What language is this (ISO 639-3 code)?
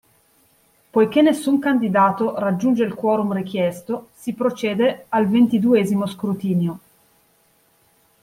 ita